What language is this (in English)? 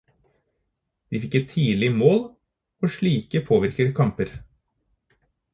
Norwegian Bokmål